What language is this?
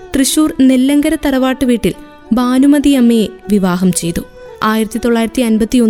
Malayalam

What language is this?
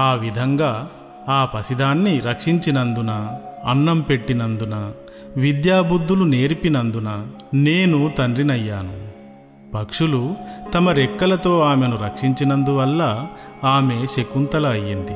Telugu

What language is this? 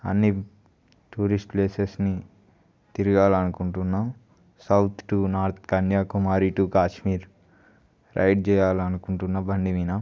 Telugu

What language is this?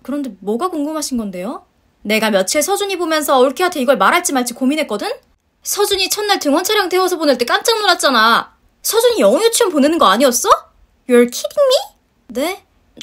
Korean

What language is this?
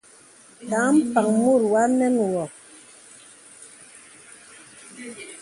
Bebele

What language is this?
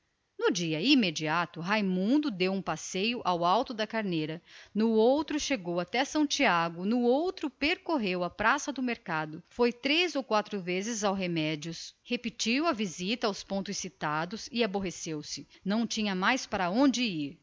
Portuguese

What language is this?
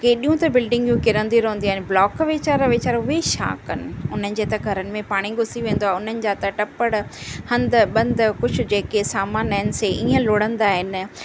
Sindhi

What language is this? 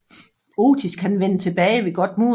Danish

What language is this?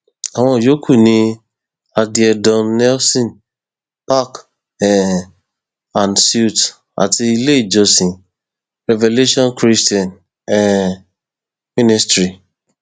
Yoruba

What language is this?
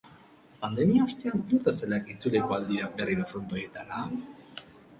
Basque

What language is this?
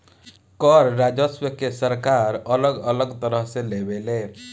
Bhojpuri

